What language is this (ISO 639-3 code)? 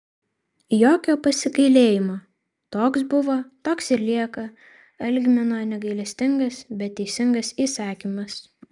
lit